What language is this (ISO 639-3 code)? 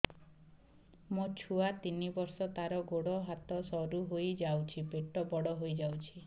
ori